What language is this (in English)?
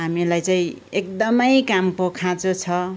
Nepali